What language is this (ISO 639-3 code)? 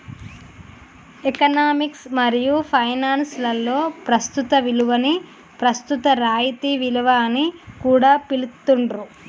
tel